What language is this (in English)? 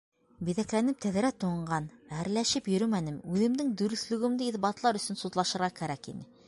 Bashkir